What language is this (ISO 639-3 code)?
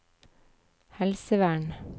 nor